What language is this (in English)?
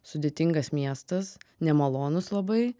Lithuanian